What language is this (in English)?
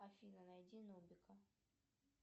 Russian